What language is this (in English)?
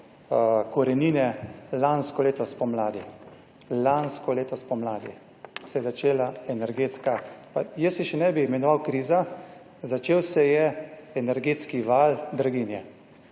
Slovenian